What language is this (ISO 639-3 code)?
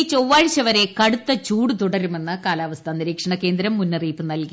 mal